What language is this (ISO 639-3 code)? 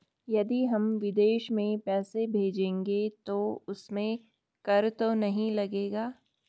hin